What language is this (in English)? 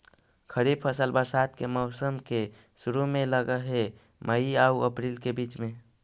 Magahi